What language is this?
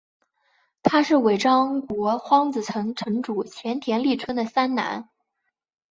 Chinese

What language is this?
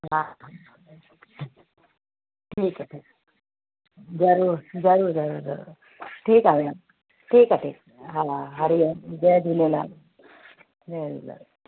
Sindhi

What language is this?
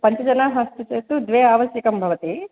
Sanskrit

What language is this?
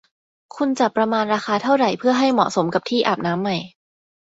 Thai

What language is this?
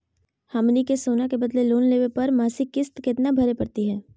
Magahi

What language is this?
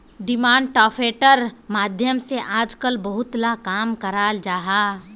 Magahi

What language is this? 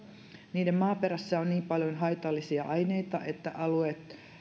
Finnish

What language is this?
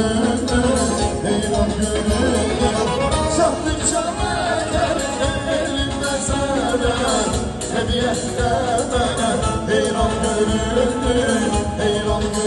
Turkish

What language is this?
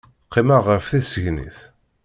Kabyle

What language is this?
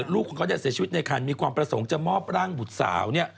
Thai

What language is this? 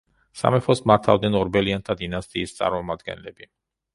Georgian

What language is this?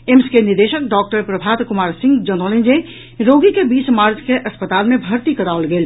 Maithili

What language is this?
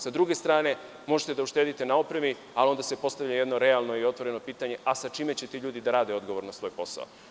Serbian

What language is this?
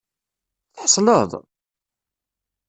Kabyle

